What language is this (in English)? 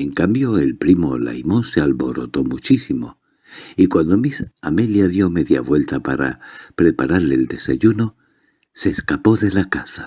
Spanish